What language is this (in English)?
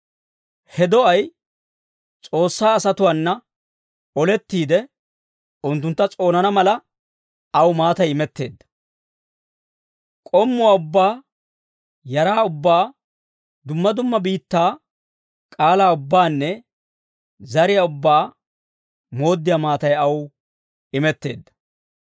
Dawro